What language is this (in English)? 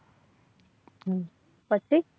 Gujarati